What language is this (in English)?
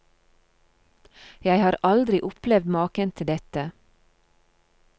Norwegian